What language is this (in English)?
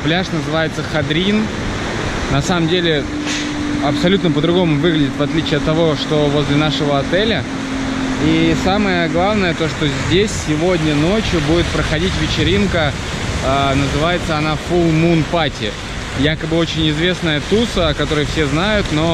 Russian